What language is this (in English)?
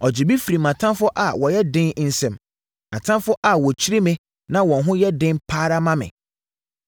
Akan